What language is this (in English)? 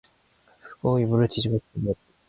Korean